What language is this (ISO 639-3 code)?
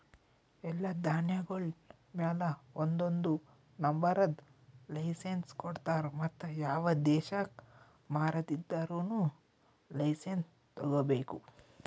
kan